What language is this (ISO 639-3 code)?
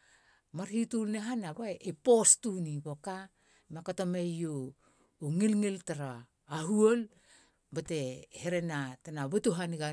hla